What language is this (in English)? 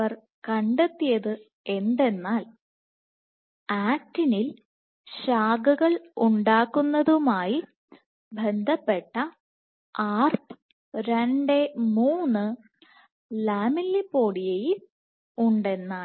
Malayalam